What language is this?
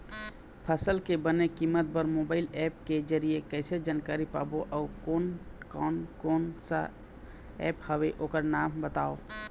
Chhattisgarhi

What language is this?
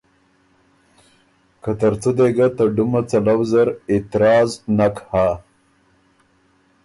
Ormuri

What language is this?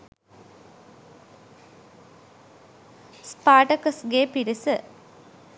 Sinhala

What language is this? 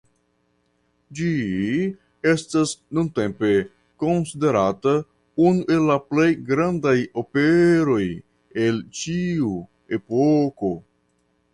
Esperanto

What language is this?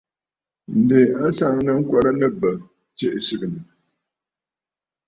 Bafut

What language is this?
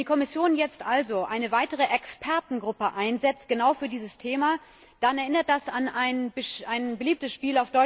German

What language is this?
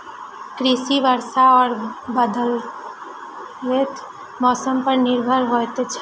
Maithili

